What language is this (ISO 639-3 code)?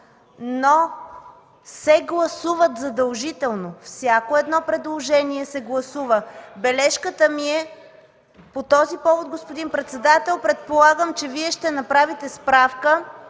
bul